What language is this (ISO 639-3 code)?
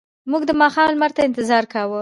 pus